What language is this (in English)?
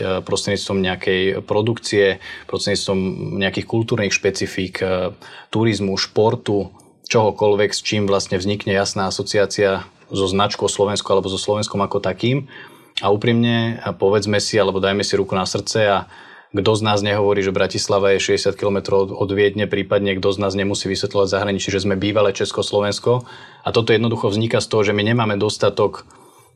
Slovak